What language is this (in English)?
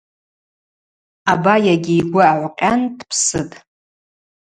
Abaza